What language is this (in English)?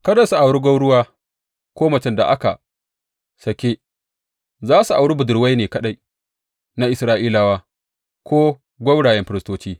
Hausa